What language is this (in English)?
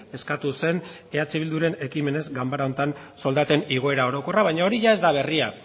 Basque